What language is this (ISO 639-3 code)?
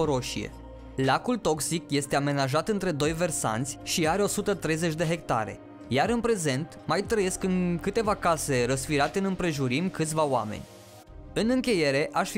ron